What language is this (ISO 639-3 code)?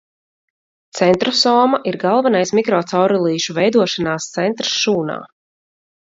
lav